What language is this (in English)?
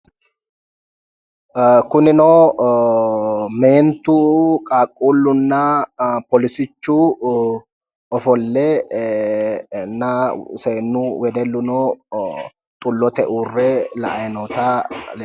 Sidamo